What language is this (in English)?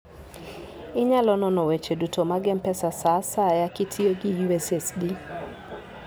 Luo (Kenya and Tanzania)